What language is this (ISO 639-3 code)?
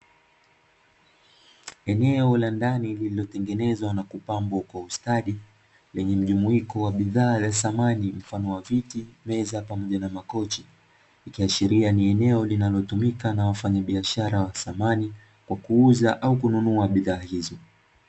swa